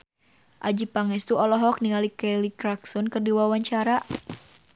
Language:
Sundanese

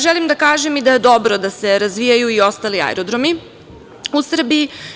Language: Serbian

